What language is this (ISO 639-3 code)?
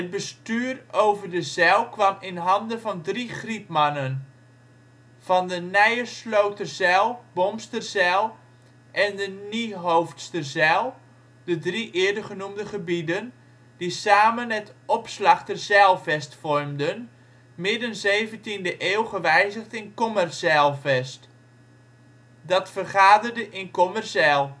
nld